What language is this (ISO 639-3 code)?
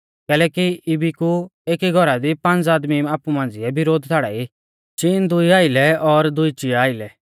bfz